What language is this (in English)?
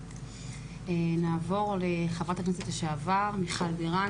Hebrew